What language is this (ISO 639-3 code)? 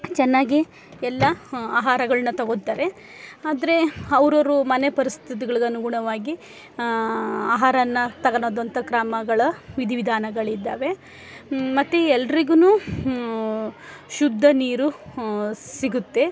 kan